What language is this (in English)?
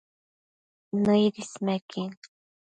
Matsés